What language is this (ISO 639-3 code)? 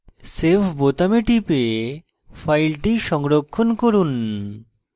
ben